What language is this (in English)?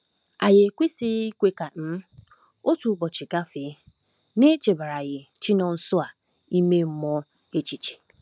Igbo